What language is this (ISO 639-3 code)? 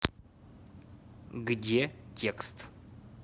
rus